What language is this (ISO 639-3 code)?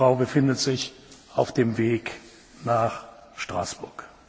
deu